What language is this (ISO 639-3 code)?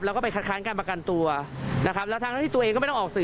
tha